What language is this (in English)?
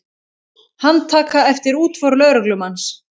Icelandic